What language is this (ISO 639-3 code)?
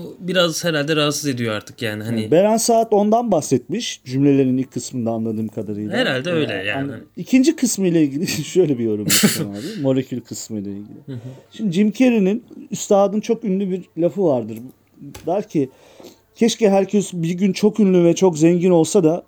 tur